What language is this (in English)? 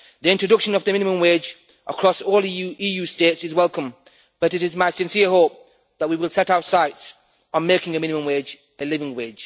English